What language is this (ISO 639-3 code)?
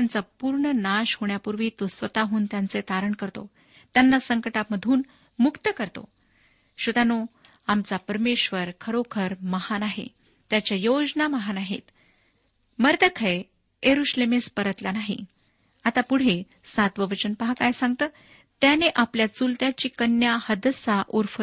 mar